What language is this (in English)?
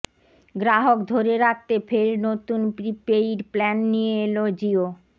Bangla